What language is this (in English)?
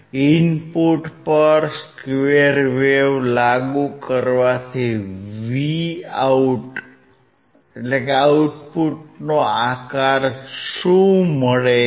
Gujarati